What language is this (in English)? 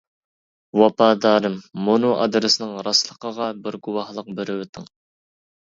Uyghur